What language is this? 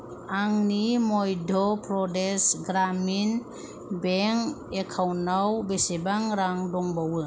Bodo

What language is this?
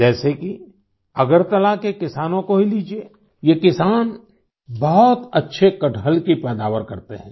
Hindi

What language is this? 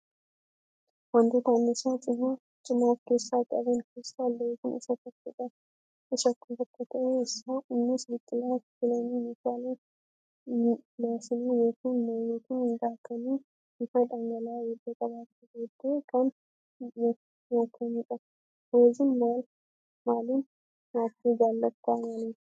Oromo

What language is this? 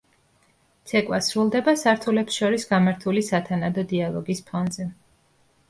Georgian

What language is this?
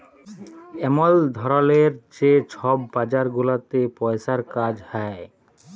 Bangla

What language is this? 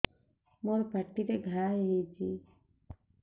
Odia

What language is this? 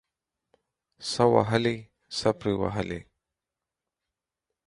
Pashto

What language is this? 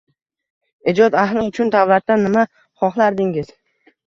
Uzbek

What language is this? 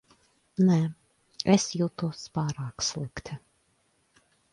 Latvian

